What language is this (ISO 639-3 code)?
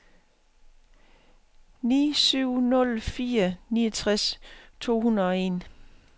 dan